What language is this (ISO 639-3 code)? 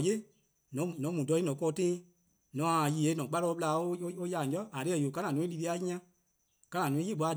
kqo